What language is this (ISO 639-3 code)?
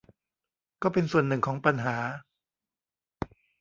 tha